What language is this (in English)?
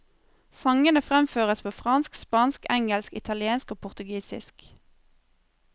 Norwegian